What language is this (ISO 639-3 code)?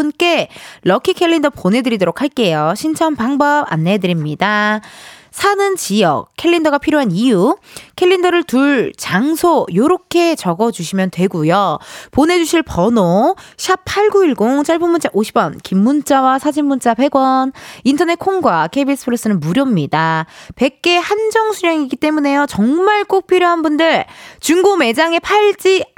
kor